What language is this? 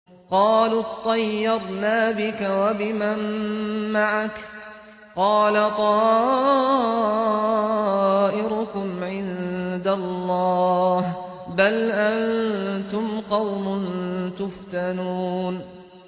Arabic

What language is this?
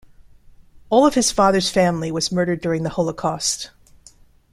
English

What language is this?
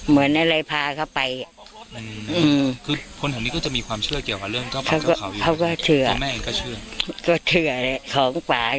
Thai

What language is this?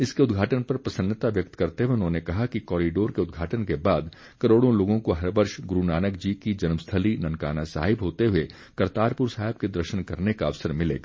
Hindi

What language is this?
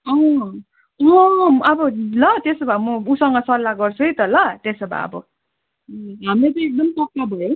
Nepali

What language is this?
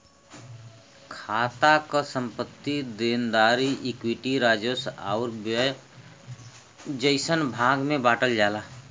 Bhojpuri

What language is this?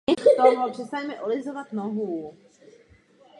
Czech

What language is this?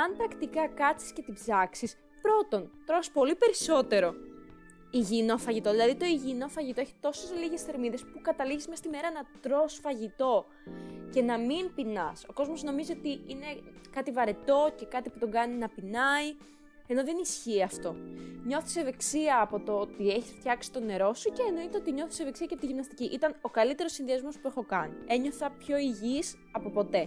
Greek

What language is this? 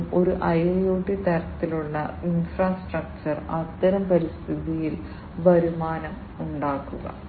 Malayalam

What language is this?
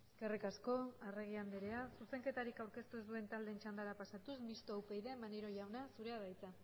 Basque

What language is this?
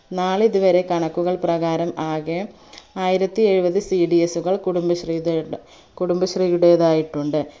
Malayalam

